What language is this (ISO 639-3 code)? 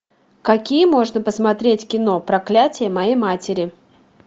rus